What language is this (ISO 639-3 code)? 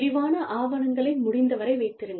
tam